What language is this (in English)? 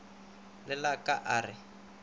Northern Sotho